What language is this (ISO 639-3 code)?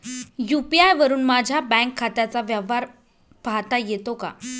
mar